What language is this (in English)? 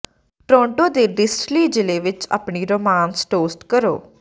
Punjabi